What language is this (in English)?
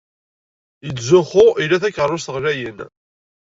Kabyle